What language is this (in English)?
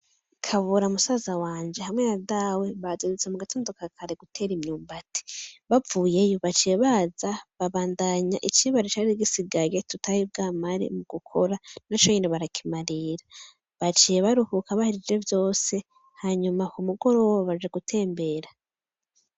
Rundi